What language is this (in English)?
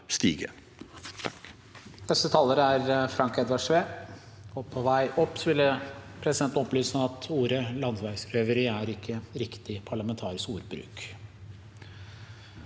Norwegian